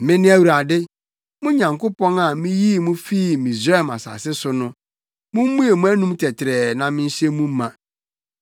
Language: Akan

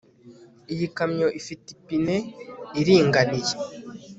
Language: Kinyarwanda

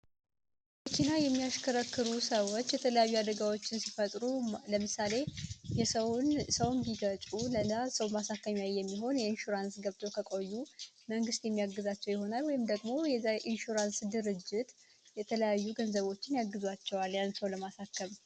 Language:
Amharic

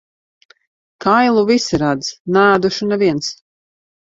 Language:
Latvian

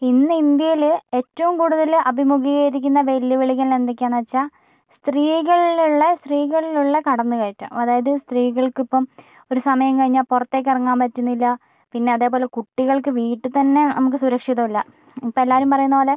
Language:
Malayalam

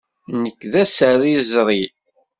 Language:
Kabyle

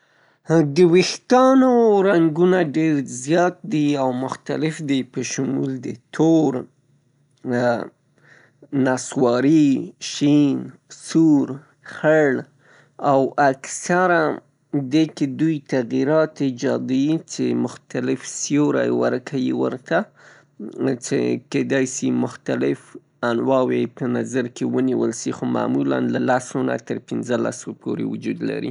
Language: Pashto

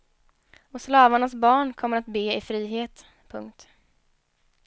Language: Swedish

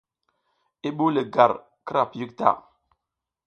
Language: South Giziga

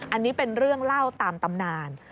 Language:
Thai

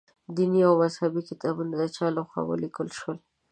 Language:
Pashto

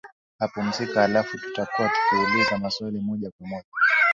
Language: Swahili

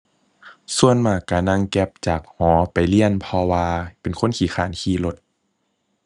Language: Thai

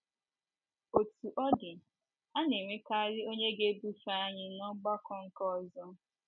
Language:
Igbo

